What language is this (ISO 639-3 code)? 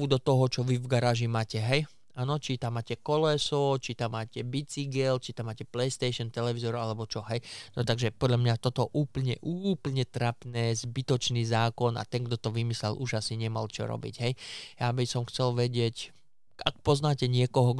slk